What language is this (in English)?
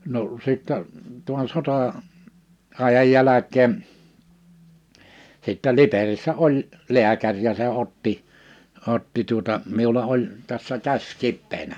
Finnish